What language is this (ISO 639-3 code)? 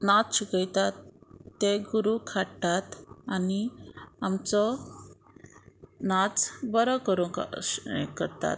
kok